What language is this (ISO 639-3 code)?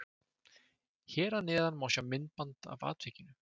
isl